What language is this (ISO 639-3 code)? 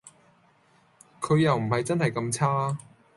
yue